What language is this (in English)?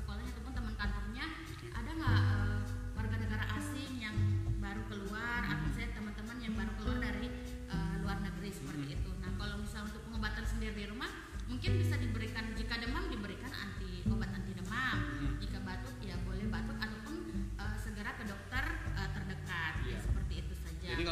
Indonesian